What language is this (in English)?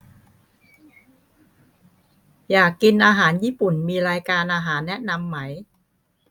Thai